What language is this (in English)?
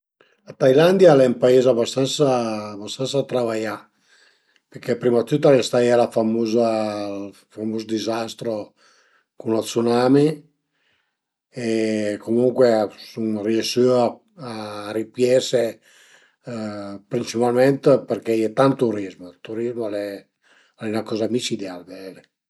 Piedmontese